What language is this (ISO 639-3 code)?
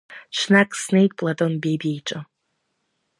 abk